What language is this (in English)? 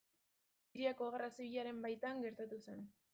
Basque